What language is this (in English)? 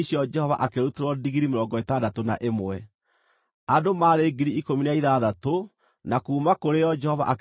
Kikuyu